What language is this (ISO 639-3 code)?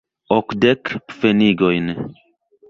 epo